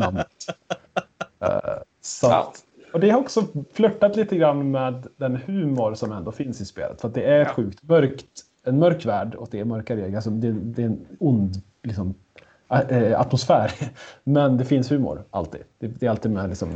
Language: Swedish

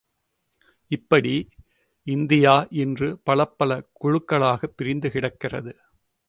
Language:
Tamil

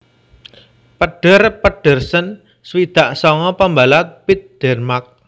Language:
Javanese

